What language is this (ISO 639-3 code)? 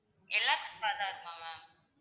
tam